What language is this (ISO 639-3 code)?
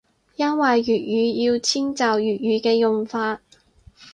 yue